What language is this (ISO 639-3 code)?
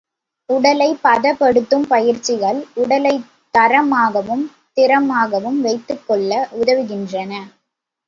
tam